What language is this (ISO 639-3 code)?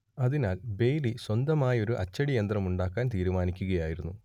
mal